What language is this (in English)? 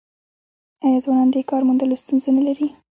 Pashto